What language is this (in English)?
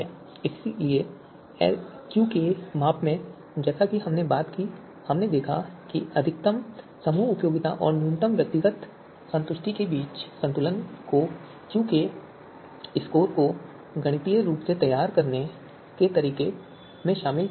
Hindi